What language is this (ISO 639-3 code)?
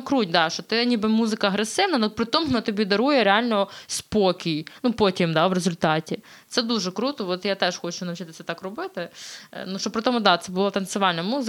ukr